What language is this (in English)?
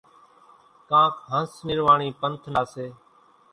Kachi Koli